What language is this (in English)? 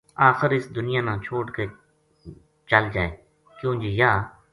Gujari